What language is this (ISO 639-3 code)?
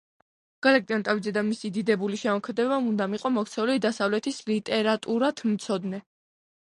kat